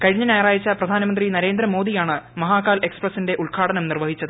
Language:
Malayalam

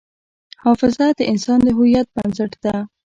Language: Pashto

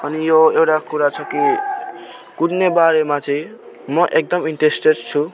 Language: Nepali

